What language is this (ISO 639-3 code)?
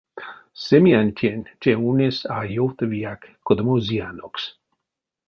myv